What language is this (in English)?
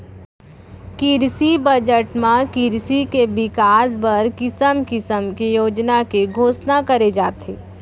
Chhattisgarhi